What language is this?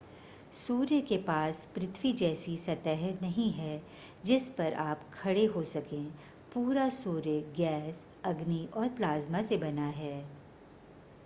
Hindi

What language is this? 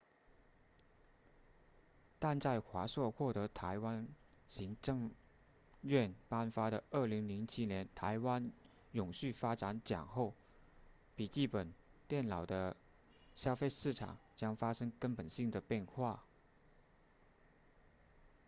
Chinese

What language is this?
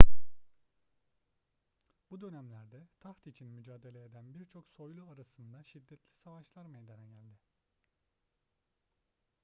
Turkish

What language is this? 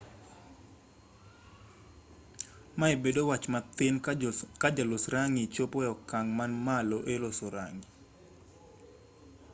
Luo (Kenya and Tanzania)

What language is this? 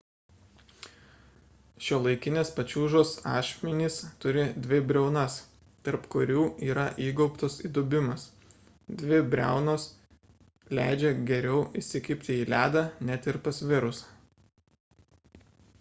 Lithuanian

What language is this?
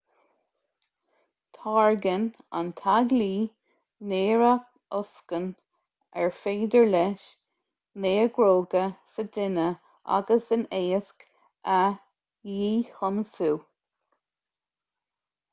Irish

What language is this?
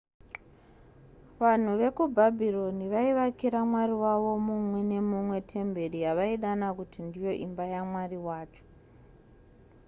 Shona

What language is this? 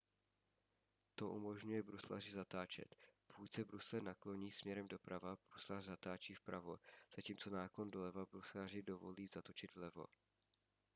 Czech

